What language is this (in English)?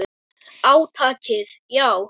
Icelandic